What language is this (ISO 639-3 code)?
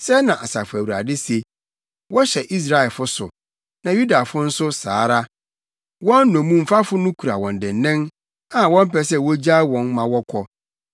aka